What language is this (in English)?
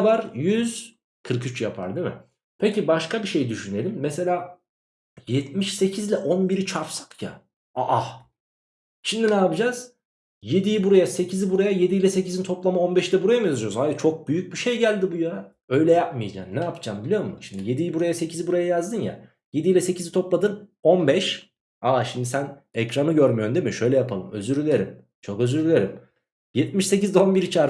Turkish